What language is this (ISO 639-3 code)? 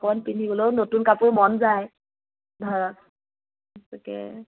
asm